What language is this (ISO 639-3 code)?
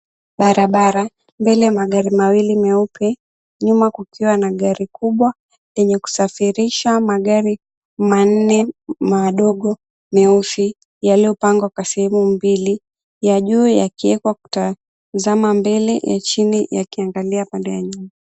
swa